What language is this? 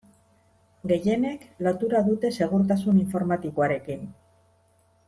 Basque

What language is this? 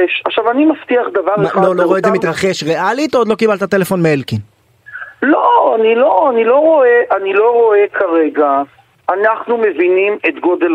Hebrew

